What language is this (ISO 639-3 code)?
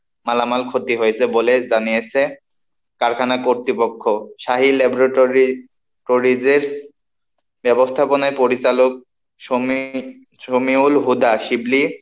ben